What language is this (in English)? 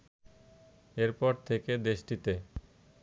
Bangla